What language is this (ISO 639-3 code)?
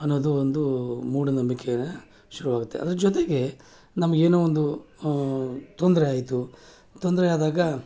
kan